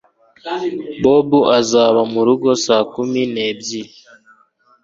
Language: Kinyarwanda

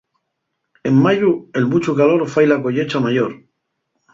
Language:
Asturian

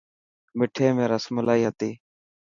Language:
Dhatki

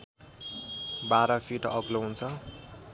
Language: Nepali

